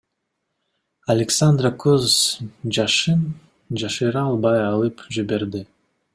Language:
Kyrgyz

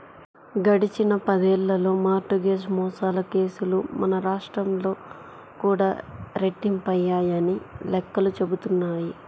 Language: Telugu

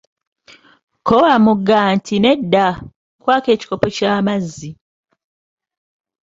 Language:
Ganda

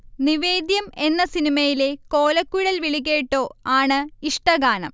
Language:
Malayalam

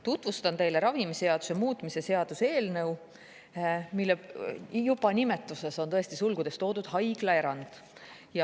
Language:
Estonian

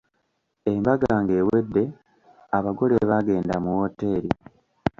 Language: Ganda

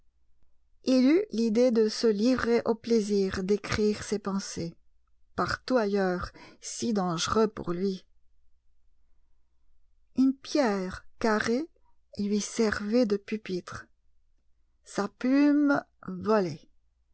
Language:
French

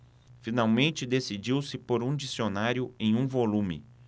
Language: Portuguese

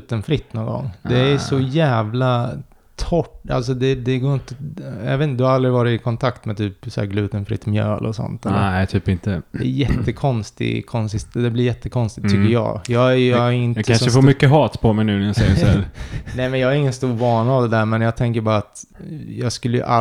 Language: Swedish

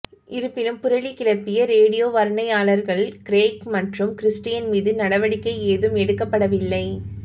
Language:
Tamil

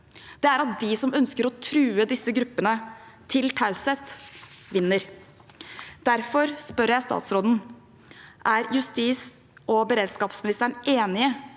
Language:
Norwegian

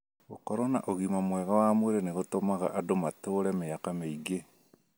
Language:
Kikuyu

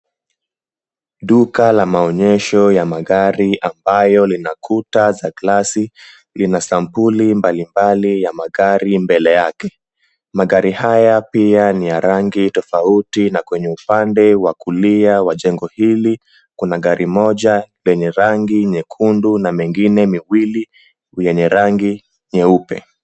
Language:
Swahili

